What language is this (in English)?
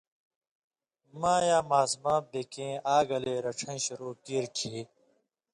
Indus Kohistani